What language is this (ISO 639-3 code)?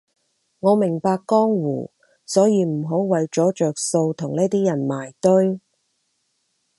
yue